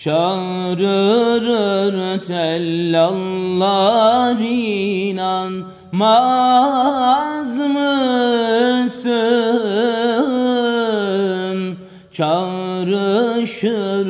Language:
Turkish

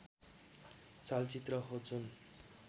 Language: Nepali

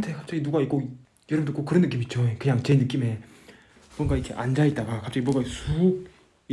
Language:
Korean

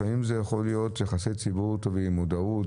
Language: Hebrew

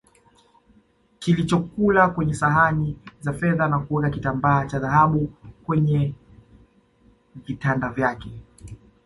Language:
Swahili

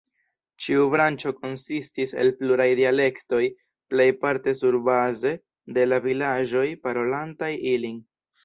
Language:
Esperanto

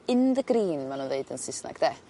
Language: Welsh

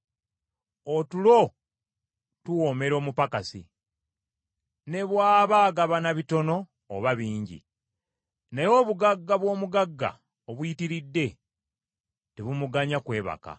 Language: Ganda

